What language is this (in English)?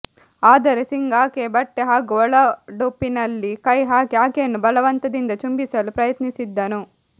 Kannada